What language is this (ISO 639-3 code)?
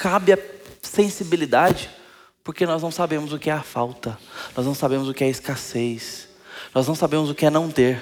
por